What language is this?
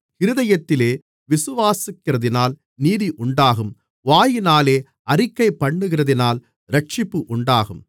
Tamil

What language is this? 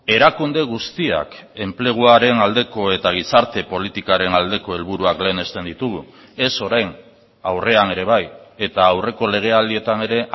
Basque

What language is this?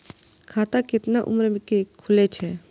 Maithili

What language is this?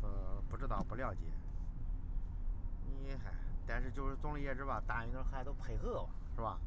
Chinese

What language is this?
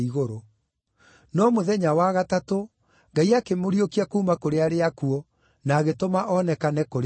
Kikuyu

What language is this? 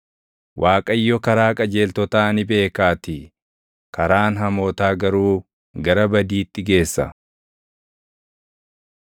Oromo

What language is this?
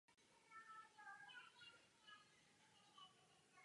Czech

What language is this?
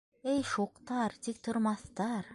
Bashkir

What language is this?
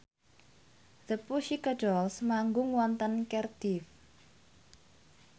Javanese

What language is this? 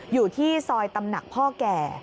Thai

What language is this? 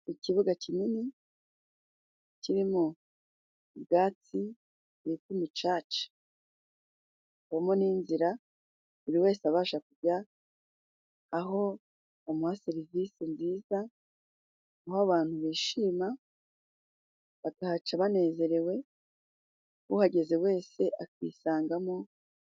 Kinyarwanda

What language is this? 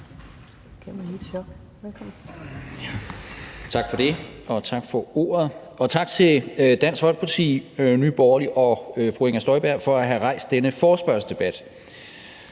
Danish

